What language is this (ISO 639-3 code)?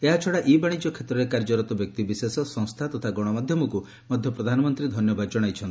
ori